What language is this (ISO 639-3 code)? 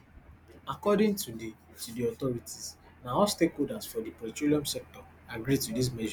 pcm